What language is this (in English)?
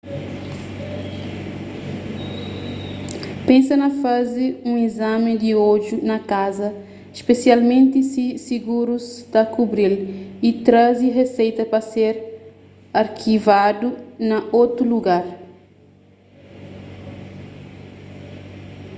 Kabuverdianu